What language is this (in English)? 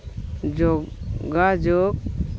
Santali